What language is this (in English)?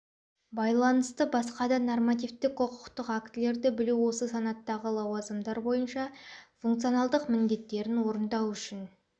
Kazakh